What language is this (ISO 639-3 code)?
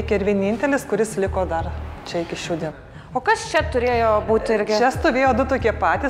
lit